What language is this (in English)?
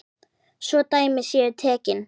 Icelandic